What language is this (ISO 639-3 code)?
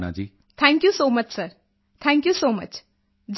pan